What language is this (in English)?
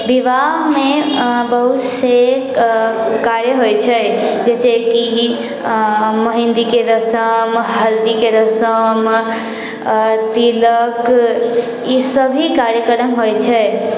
Maithili